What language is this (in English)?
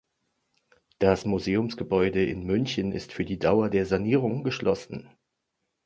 German